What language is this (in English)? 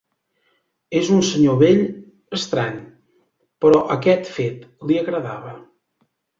Catalan